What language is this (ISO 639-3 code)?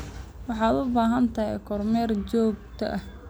som